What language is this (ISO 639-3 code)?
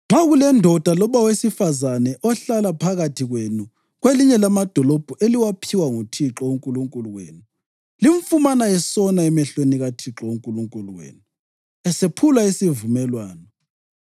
nde